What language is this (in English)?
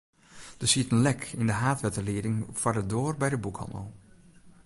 Western Frisian